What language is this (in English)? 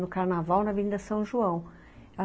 Portuguese